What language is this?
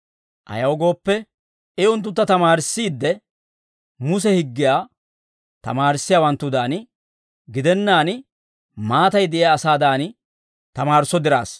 Dawro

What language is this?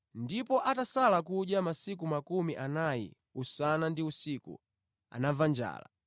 Nyanja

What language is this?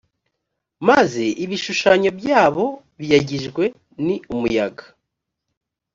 Kinyarwanda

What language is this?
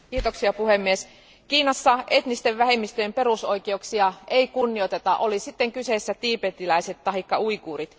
Finnish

